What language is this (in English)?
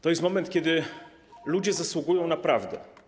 Polish